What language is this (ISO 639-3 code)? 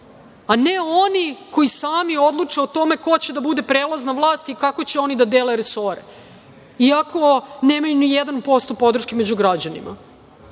srp